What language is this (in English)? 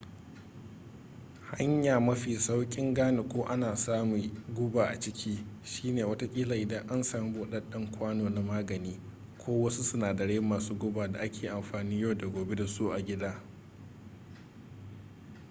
Hausa